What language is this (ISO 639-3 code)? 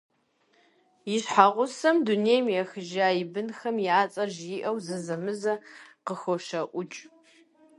kbd